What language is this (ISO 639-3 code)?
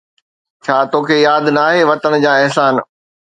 snd